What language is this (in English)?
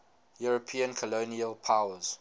English